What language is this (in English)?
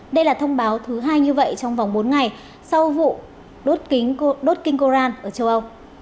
Vietnamese